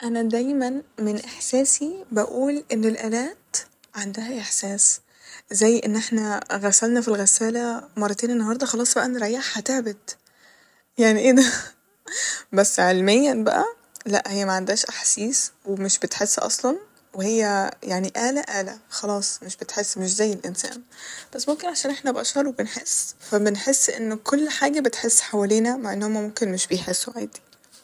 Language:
Egyptian Arabic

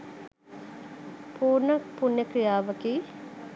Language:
Sinhala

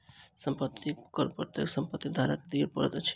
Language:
Maithili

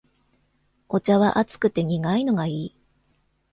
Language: Japanese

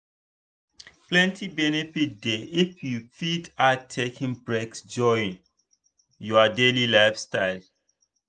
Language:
Nigerian Pidgin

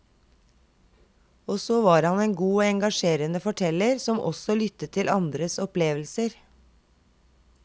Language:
Norwegian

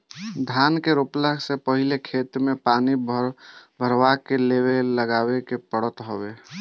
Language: Bhojpuri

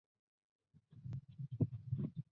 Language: Chinese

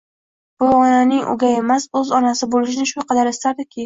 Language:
Uzbek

